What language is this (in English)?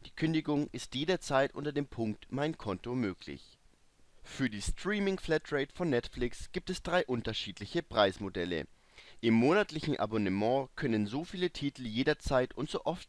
German